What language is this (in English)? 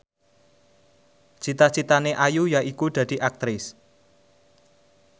Javanese